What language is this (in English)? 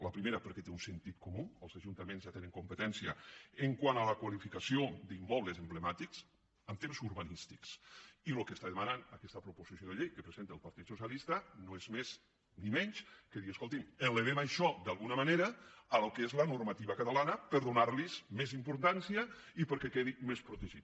Catalan